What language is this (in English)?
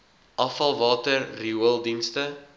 Afrikaans